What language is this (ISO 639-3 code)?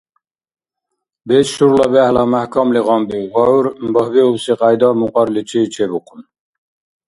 dar